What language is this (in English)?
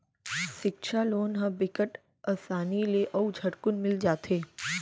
Chhattisgarhi